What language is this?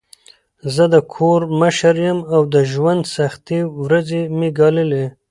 Pashto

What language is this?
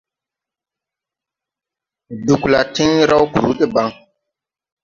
Tupuri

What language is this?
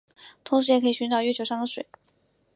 Chinese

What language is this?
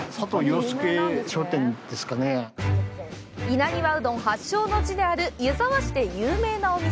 Japanese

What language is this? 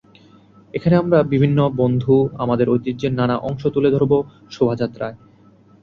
Bangla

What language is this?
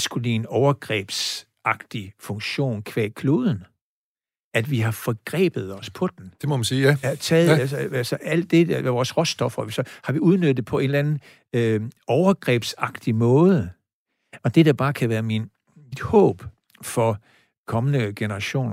Danish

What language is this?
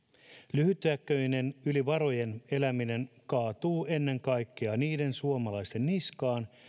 Finnish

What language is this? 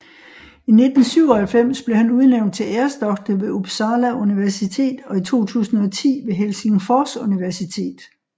Danish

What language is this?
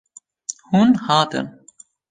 Kurdish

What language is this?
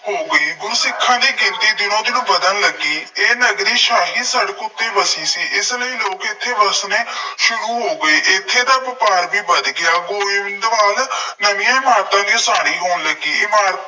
Punjabi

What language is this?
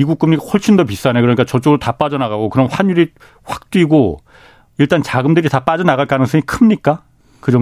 Korean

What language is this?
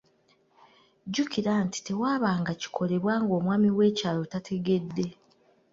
Ganda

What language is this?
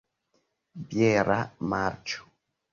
Esperanto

